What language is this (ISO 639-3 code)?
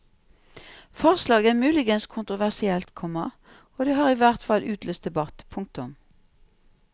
nor